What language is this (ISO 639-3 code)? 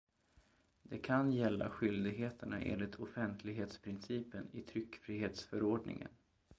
swe